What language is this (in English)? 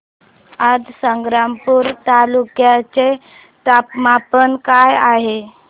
Marathi